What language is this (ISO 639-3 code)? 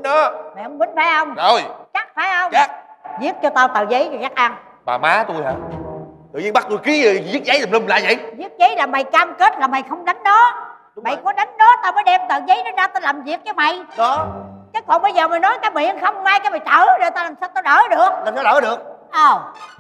vie